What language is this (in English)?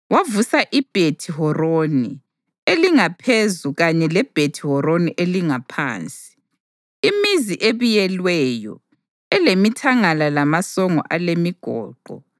North Ndebele